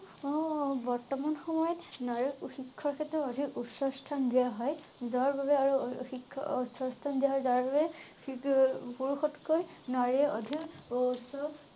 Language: Assamese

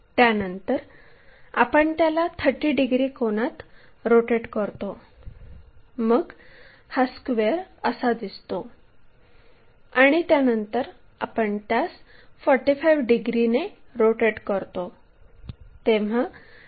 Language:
Marathi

